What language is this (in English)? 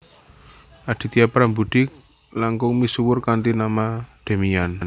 Javanese